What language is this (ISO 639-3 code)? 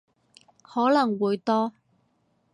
yue